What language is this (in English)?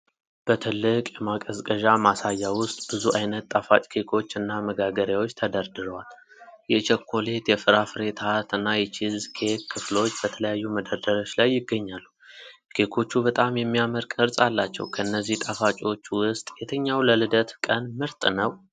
Amharic